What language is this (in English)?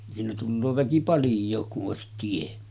Finnish